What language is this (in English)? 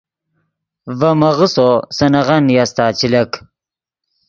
Yidgha